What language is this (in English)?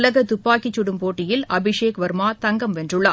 Tamil